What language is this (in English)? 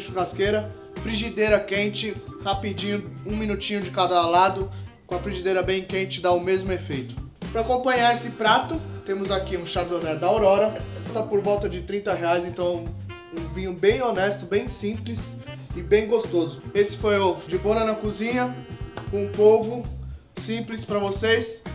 Portuguese